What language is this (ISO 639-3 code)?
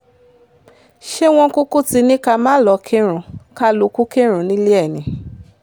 yor